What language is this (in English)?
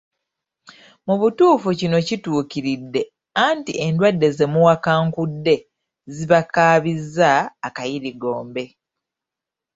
Ganda